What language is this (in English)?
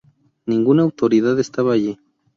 Spanish